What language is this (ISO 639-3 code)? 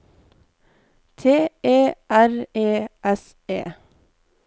nor